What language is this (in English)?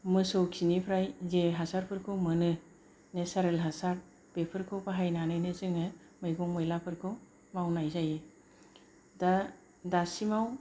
Bodo